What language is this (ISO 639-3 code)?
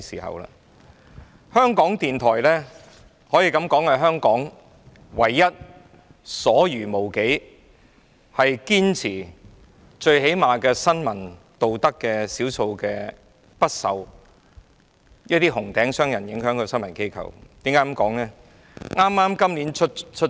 yue